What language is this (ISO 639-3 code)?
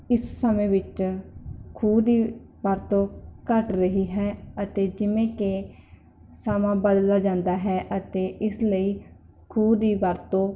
pan